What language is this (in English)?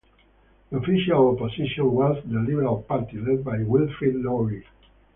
English